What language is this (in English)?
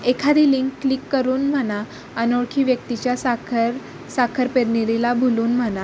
Marathi